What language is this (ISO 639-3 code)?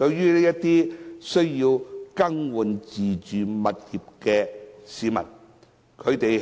yue